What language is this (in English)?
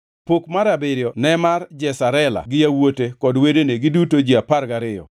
Luo (Kenya and Tanzania)